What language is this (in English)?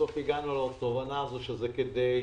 Hebrew